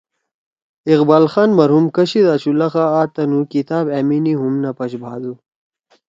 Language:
Torwali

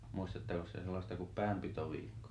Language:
Finnish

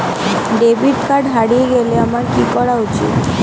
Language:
Bangla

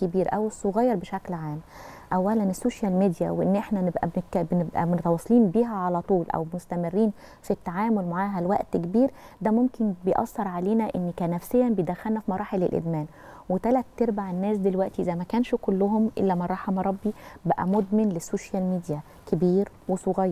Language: Arabic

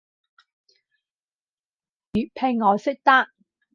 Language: Cantonese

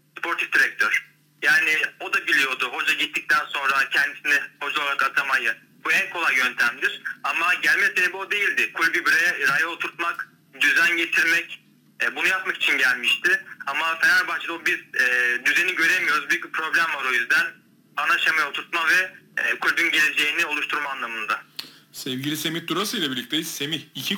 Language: Turkish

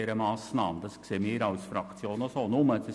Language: Swiss German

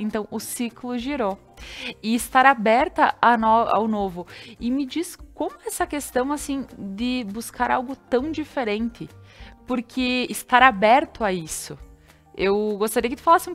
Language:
Portuguese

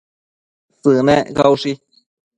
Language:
Matsés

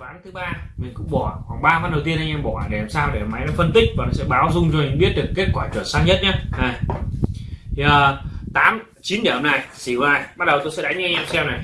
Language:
Vietnamese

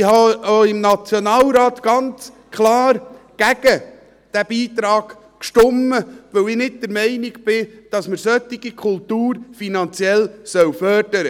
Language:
Swiss German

